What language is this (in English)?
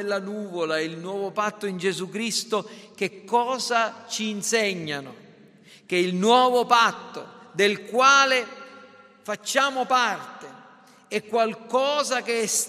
Italian